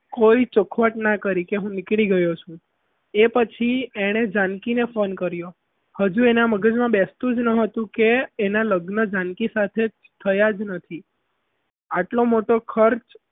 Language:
Gujarati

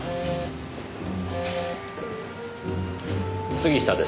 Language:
Japanese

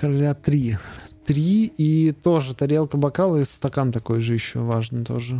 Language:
Russian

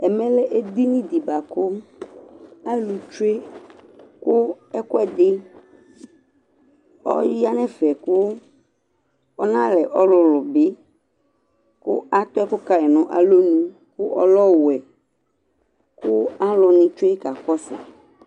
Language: Ikposo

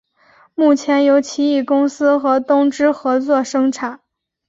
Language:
Chinese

